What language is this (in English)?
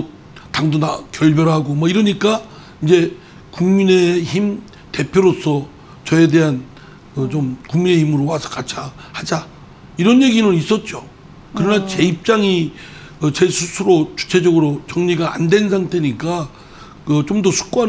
Korean